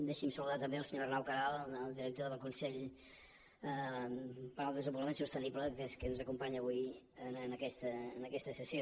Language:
Catalan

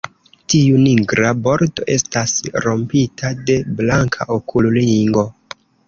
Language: Esperanto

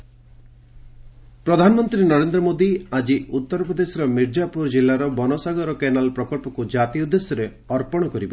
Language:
Odia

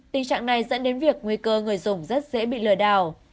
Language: Vietnamese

